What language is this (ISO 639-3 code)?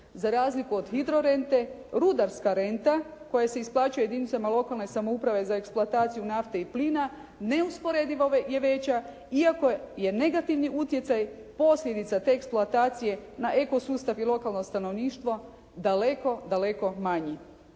hrv